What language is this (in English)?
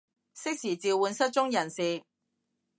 Cantonese